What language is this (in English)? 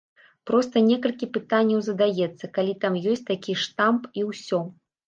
Belarusian